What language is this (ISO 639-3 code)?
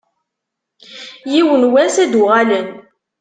kab